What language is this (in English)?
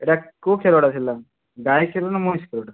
Odia